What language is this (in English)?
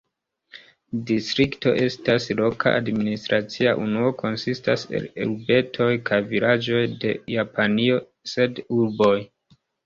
Esperanto